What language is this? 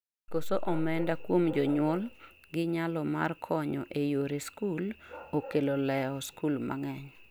Luo (Kenya and Tanzania)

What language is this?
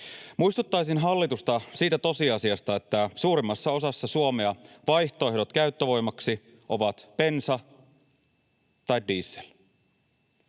Finnish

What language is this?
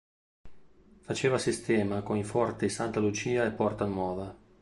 Italian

